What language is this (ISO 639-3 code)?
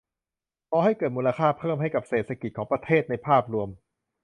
tha